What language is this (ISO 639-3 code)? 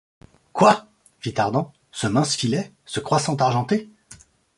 fra